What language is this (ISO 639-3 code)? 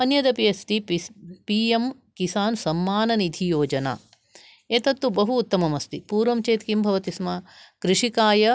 san